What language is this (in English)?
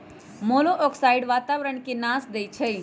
Magahi